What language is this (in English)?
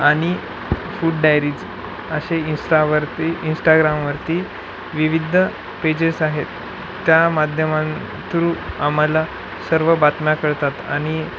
Marathi